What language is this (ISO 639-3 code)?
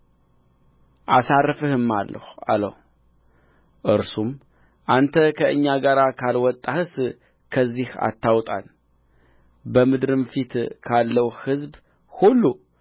amh